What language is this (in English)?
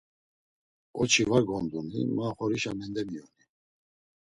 Laz